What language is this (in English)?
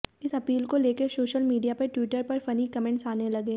Hindi